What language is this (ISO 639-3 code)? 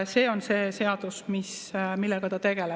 est